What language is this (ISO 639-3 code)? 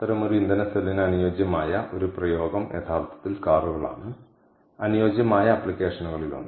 mal